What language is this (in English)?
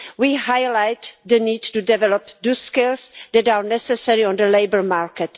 English